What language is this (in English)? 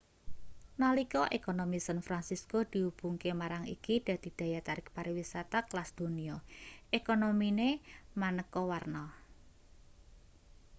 Javanese